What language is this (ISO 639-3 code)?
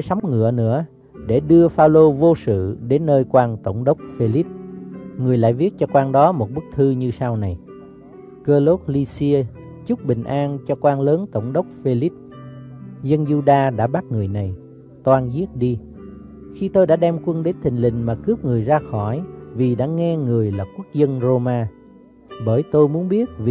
vie